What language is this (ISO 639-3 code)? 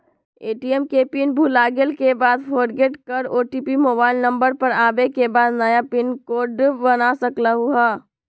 mag